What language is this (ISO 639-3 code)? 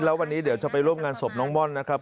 tha